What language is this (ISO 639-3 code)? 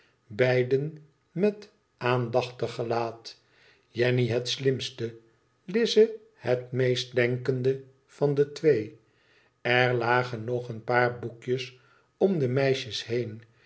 nld